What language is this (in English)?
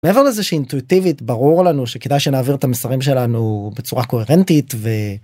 Hebrew